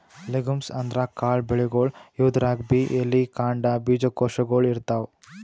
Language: Kannada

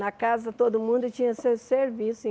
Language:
Portuguese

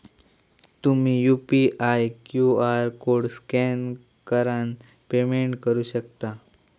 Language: Marathi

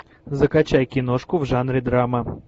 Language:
Russian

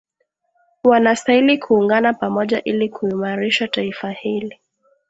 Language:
Swahili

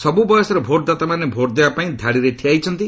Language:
Odia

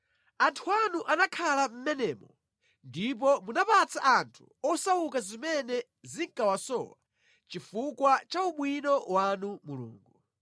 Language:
Nyanja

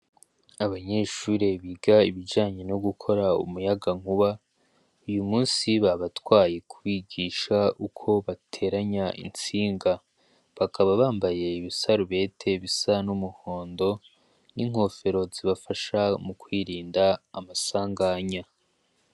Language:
Rundi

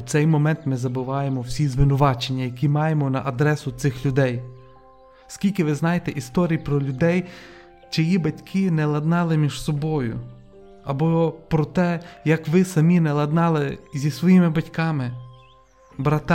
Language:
Ukrainian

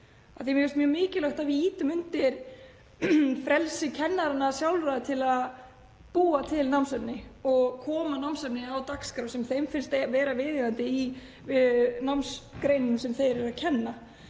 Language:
Icelandic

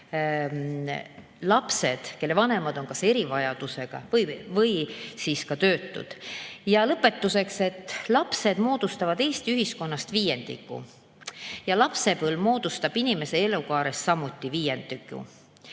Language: Estonian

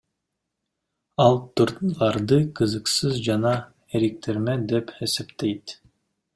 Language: Kyrgyz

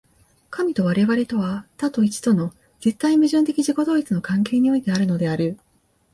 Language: Japanese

